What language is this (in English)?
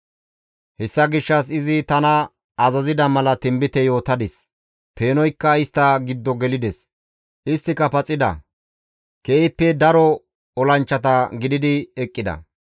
Gamo